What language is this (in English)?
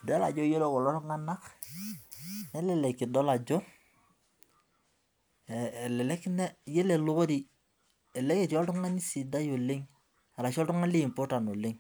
Masai